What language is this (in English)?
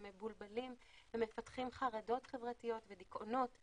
Hebrew